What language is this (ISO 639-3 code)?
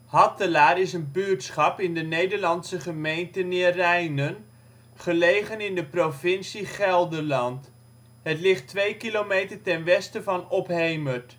nld